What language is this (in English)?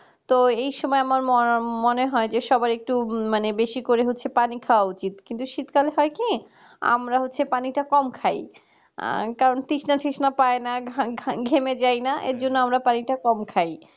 Bangla